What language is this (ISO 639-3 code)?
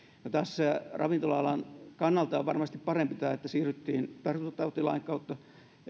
fin